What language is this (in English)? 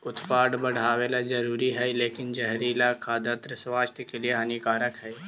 Magahi